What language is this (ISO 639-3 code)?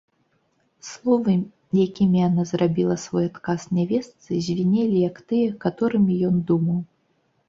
bel